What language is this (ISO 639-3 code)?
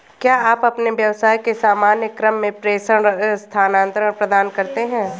hin